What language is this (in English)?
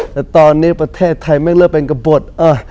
Thai